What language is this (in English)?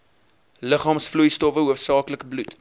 Afrikaans